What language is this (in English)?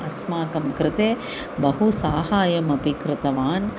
Sanskrit